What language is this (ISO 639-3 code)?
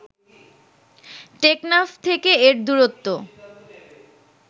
ben